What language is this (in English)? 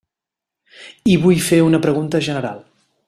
Catalan